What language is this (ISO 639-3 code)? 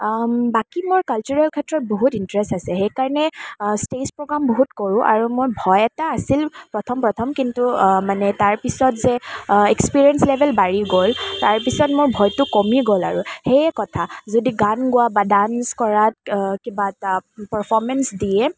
asm